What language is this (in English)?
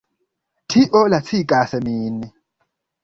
Esperanto